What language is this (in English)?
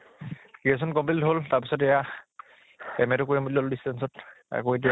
Assamese